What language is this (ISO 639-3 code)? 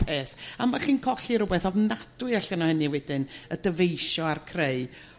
cym